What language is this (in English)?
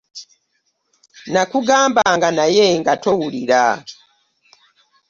Ganda